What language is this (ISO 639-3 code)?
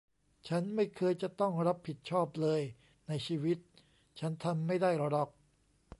tha